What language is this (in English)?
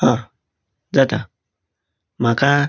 Konkani